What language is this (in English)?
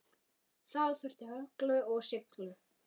Icelandic